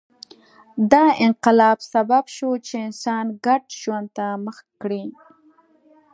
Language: Pashto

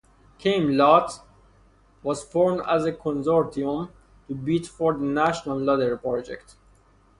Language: English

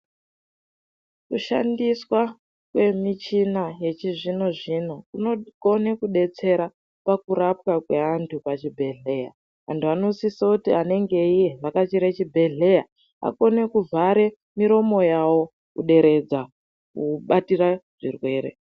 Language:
Ndau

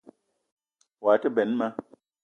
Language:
Eton (Cameroon)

